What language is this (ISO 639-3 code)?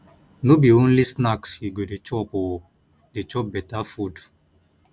pcm